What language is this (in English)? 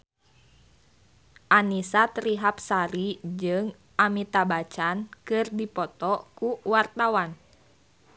Sundanese